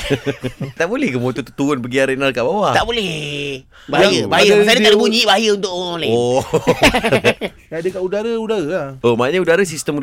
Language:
Malay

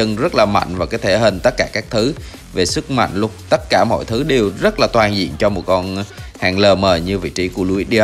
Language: Vietnamese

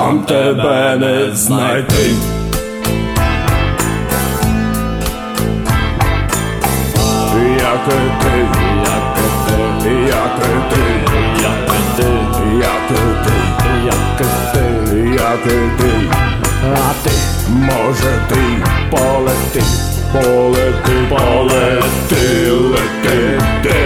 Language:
Ukrainian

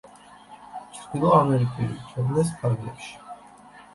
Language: Georgian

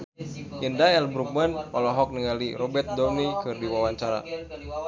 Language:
Sundanese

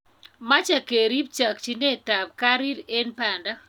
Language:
Kalenjin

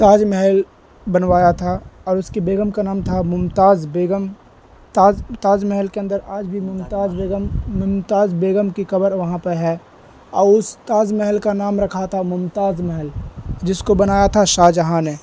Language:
Urdu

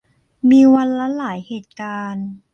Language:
Thai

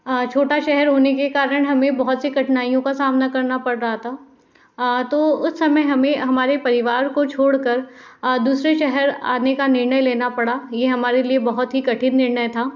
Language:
Hindi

